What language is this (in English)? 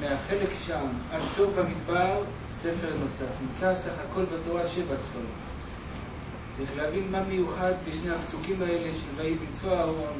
Hebrew